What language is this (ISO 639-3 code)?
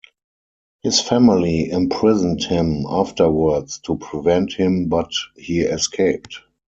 eng